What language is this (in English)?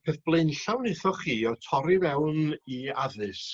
Welsh